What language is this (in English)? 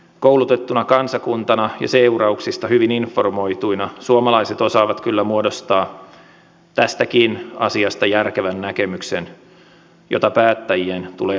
Finnish